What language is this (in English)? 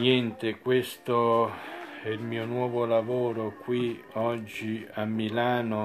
Italian